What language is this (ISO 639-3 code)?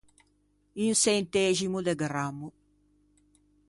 lij